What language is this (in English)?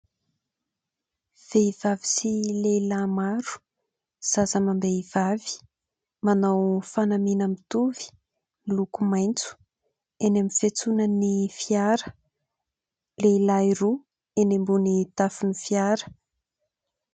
Malagasy